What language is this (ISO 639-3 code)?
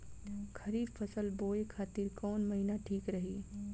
bho